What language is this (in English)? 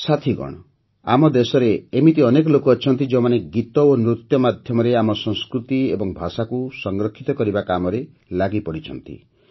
Odia